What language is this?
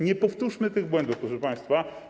Polish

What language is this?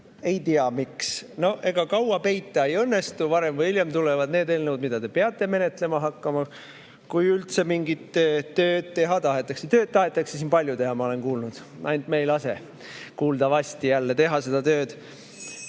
Estonian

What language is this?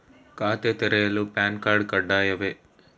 Kannada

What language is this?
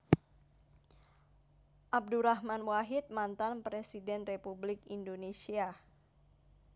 Javanese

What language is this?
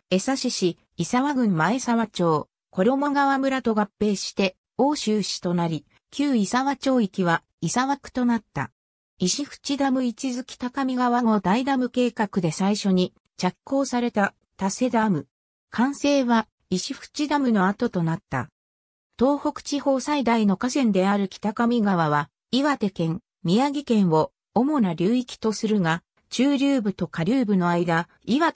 Japanese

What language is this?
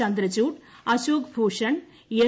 Malayalam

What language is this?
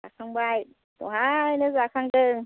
Bodo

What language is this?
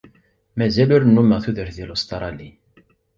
Kabyle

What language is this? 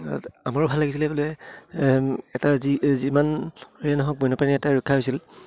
Assamese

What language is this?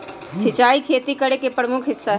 Magahi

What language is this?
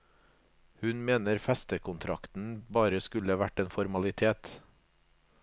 Norwegian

